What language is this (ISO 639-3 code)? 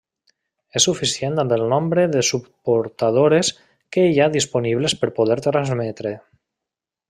cat